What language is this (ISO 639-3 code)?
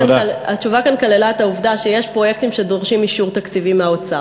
heb